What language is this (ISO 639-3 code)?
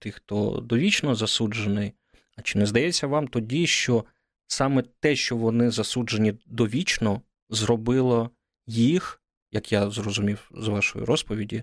ukr